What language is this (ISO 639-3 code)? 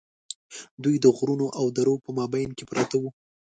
pus